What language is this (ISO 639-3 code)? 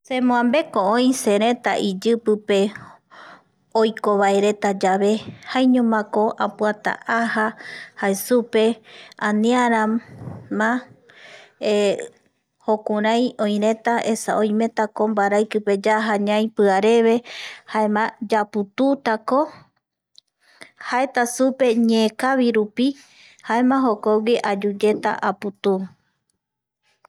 gui